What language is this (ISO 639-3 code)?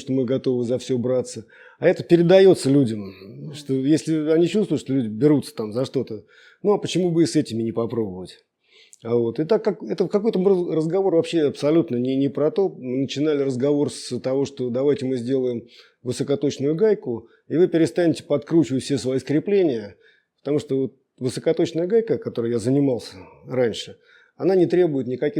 rus